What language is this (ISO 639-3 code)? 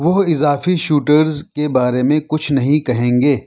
urd